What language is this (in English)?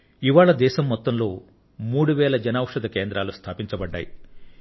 Telugu